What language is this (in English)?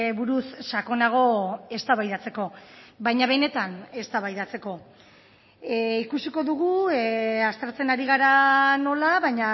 Basque